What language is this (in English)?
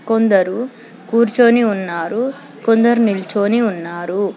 Telugu